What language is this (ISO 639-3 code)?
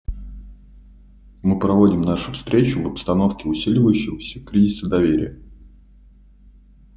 rus